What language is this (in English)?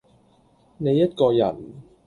Cantonese